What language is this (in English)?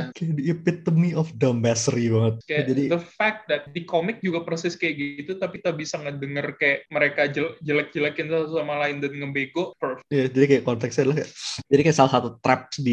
Indonesian